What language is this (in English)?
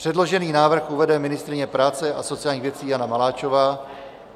Czech